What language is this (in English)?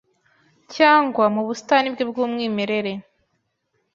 Kinyarwanda